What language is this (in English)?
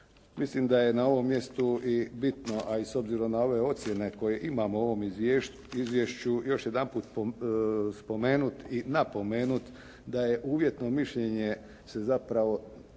Croatian